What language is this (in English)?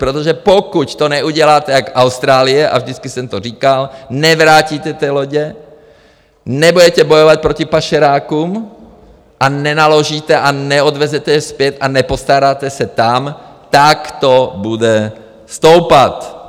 Czech